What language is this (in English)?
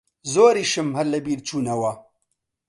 Central Kurdish